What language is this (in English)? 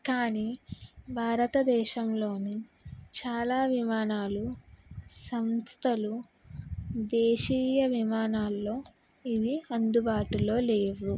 Telugu